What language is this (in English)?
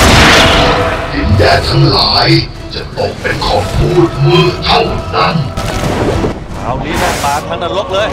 Thai